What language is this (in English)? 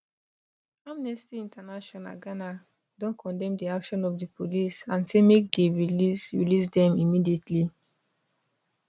Nigerian Pidgin